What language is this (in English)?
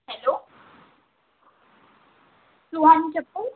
Marathi